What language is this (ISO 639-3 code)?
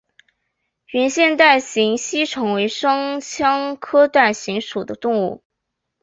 zho